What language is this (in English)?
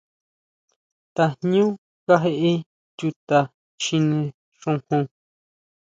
Huautla Mazatec